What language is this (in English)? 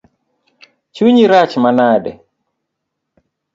Luo (Kenya and Tanzania)